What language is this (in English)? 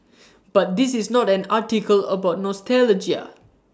English